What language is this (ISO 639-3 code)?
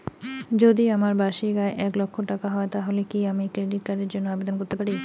ben